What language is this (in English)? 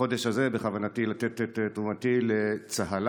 Hebrew